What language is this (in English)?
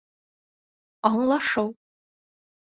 Bashkir